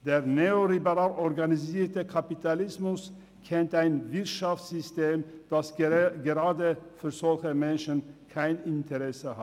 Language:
Swiss German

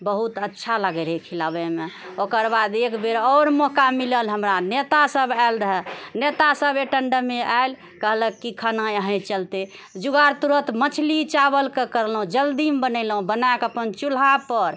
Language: Maithili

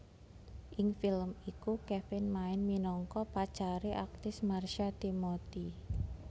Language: Javanese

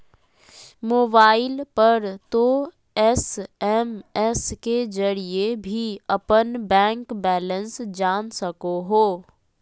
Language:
Magahi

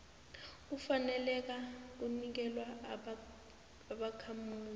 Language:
South Ndebele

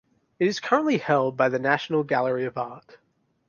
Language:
English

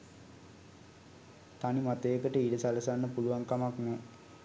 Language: Sinhala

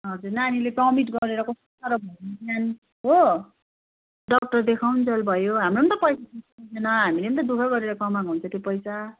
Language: Nepali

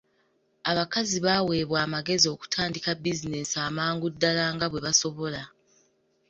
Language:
Ganda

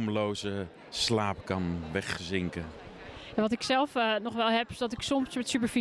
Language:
Dutch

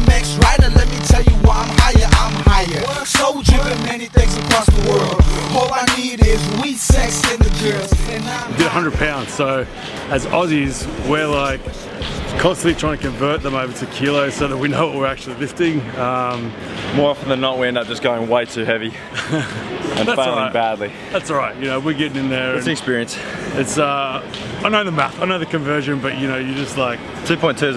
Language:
English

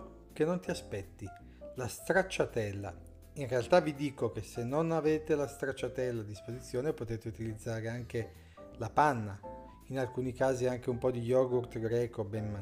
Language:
Italian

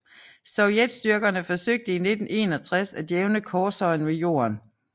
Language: Danish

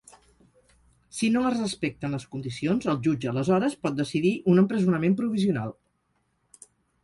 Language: Catalan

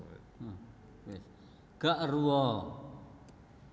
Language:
Javanese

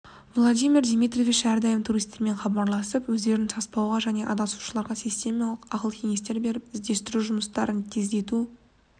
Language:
Kazakh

